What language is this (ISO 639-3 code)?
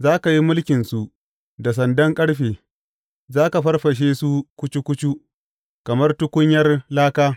hau